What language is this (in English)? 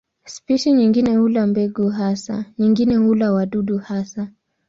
Swahili